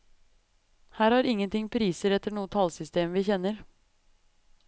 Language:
Norwegian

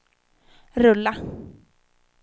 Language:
Swedish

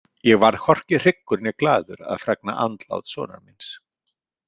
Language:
Icelandic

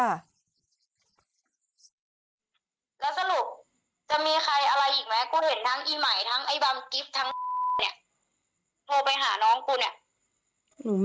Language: Thai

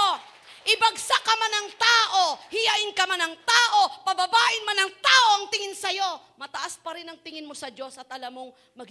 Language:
Filipino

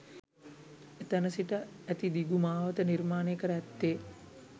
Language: Sinhala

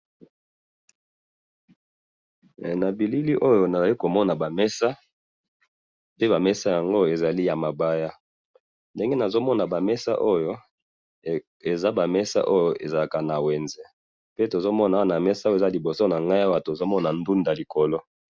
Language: Lingala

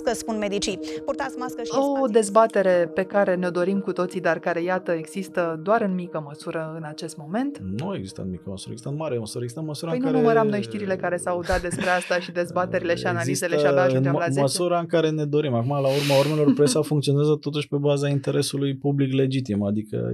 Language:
Romanian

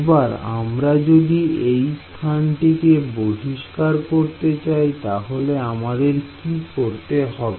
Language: Bangla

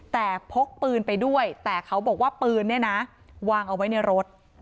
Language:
Thai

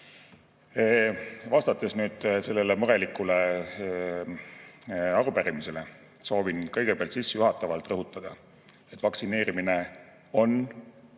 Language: Estonian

